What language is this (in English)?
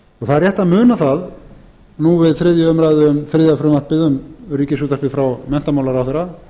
Icelandic